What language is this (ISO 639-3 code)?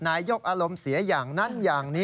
tha